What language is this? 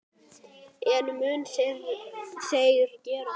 Icelandic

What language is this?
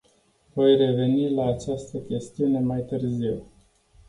Romanian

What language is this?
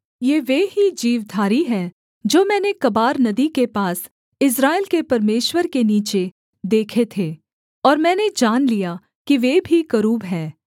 Hindi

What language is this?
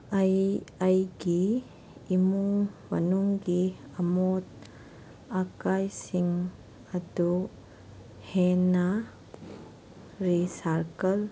Manipuri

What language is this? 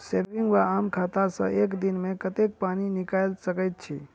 Maithili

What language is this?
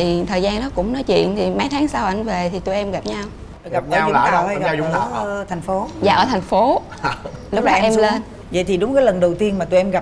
Vietnamese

